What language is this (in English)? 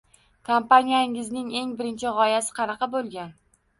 Uzbek